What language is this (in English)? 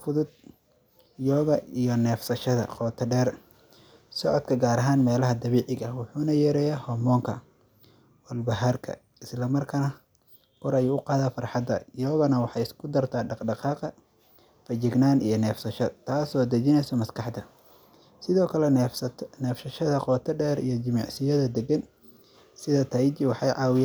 Somali